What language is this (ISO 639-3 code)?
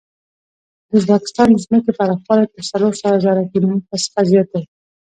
pus